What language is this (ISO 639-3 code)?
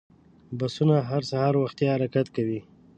pus